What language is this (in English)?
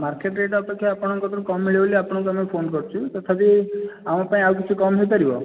Odia